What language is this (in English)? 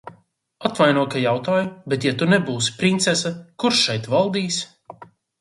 Latvian